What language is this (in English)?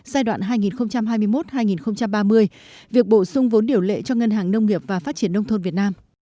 Vietnamese